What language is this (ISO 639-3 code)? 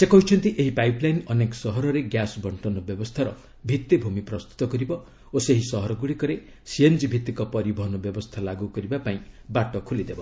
ori